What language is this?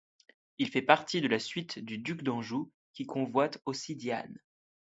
French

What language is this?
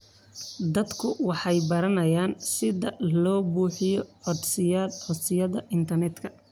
Somali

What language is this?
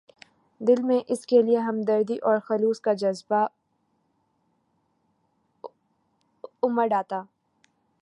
Urdu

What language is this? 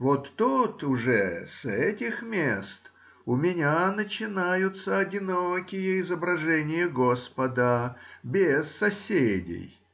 Russian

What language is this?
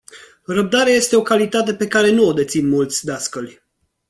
Romanian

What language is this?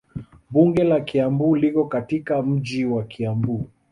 Swahili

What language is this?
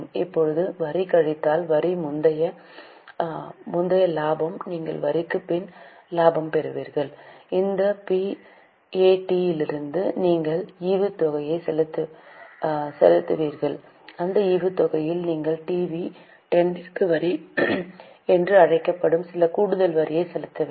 Tamil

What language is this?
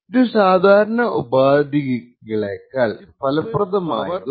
Malayalam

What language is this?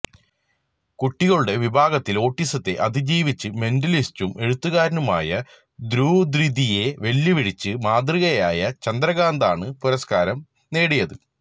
Malayalam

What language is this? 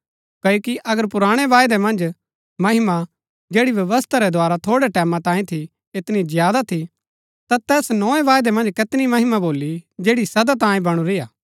Gaddi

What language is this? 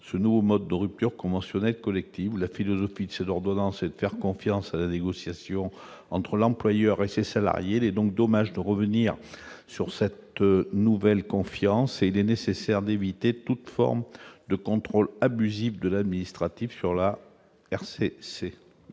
French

